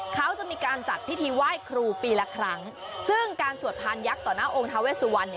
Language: Thai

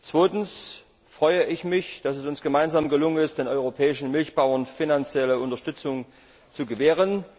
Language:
German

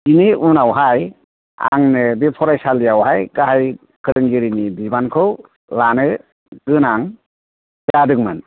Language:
Bodo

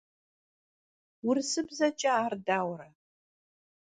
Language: Kabardian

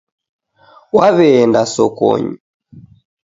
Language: Taita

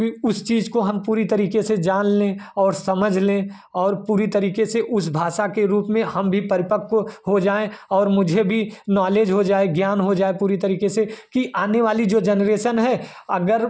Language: Hindi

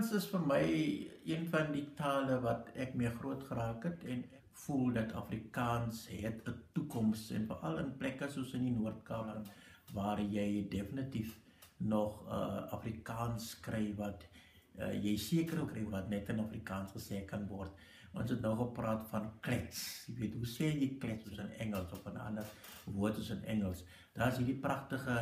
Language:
Italian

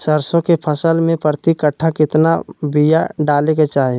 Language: Magahi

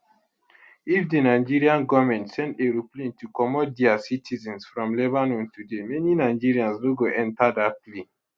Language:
Nigerian Pidgin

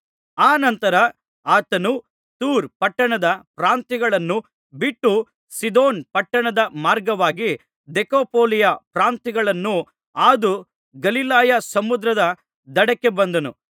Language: Kannada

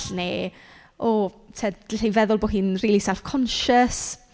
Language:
Welsh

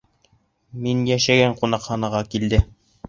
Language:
Bashkir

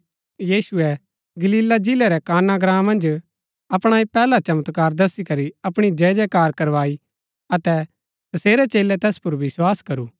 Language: Gaddi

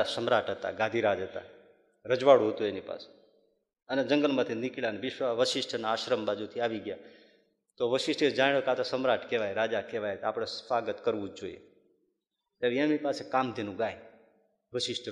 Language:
Gujarati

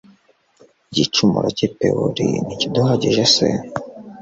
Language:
Kinyarwanda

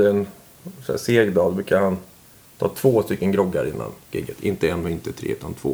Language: Swedish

